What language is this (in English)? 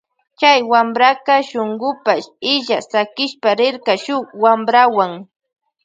Loja Highland Quichua